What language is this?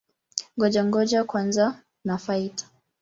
Swahili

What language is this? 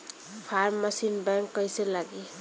Bhojpuri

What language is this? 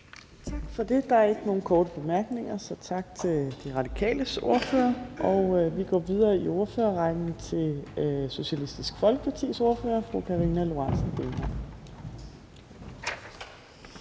Danish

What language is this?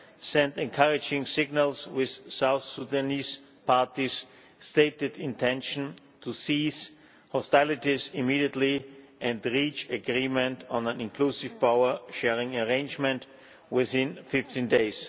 English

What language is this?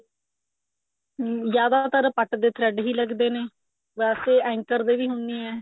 Punjabi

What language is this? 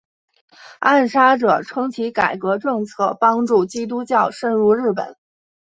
Chinese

